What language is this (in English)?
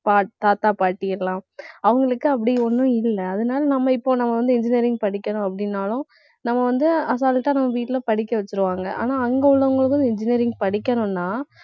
Tamil